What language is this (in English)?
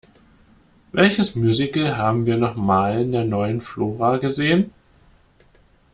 German